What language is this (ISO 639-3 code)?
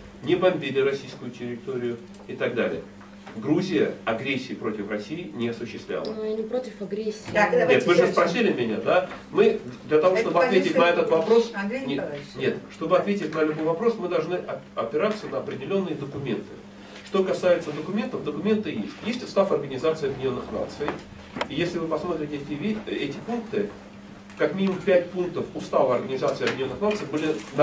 rus